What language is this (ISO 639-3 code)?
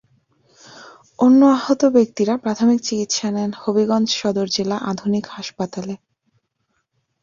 ben